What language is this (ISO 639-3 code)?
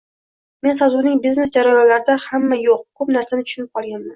uzb